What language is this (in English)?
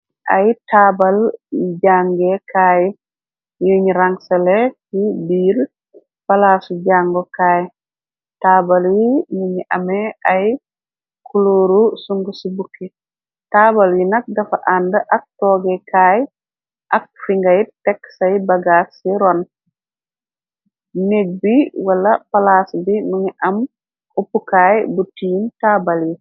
Wolof